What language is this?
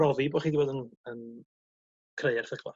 Welsh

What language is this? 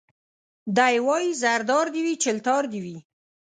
Pashto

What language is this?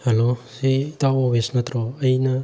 Manipuri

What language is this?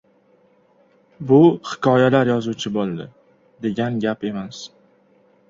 Uzbek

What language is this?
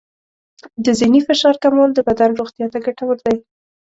Pashto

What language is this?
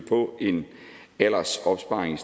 Danish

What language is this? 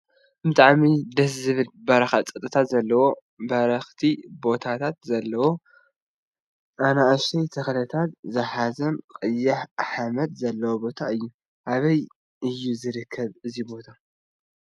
Tigrinya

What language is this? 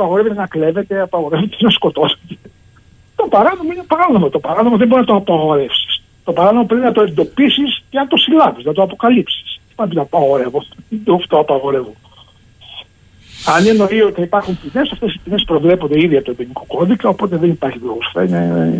Greek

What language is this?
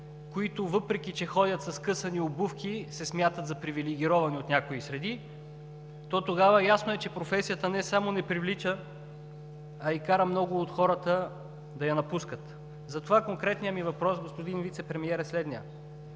Bulgarian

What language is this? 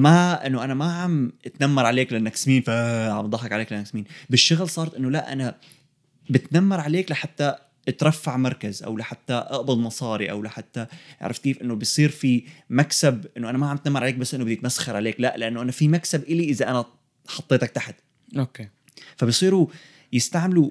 Arabic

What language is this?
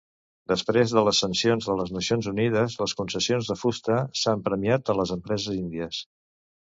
Catalan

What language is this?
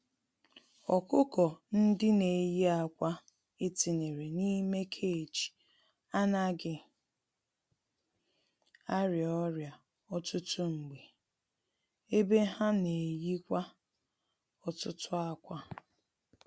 Igbo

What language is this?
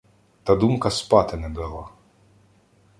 Ukrainian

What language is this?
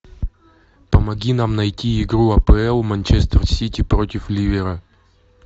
Russian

